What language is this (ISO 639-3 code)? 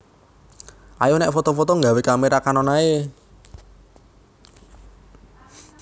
jav